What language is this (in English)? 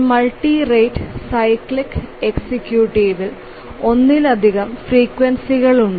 Malayalam